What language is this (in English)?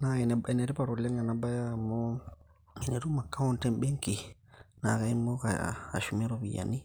Masai